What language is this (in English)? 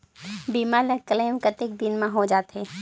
Chhattisgarhi